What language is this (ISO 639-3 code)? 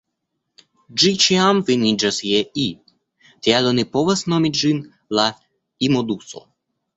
epo